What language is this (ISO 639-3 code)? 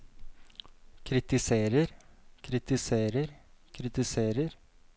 nor